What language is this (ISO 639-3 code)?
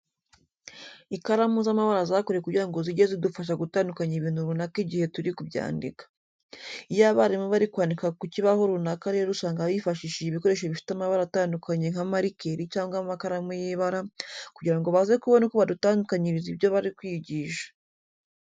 kin